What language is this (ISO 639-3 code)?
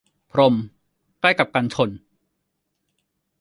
tha